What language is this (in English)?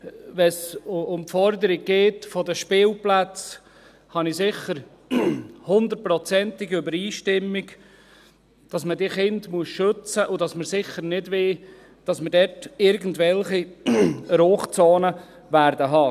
Swiss German